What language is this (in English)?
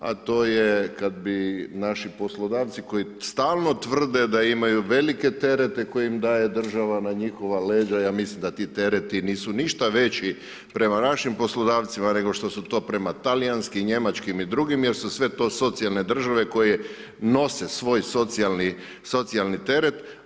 Croatian